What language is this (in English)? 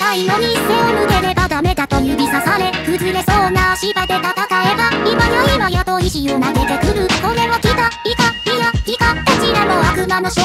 Japanese